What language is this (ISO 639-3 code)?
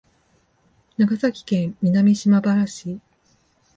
jpn